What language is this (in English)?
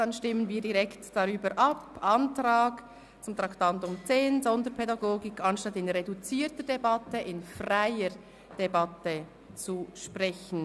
Swiss German